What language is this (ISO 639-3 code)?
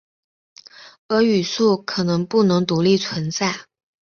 zho